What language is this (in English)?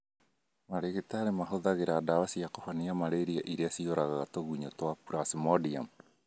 Kikuyu